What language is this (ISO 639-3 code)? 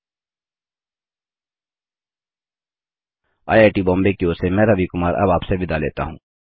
hin